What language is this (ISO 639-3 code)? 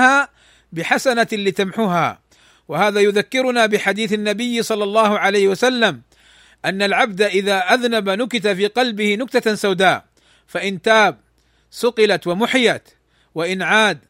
ara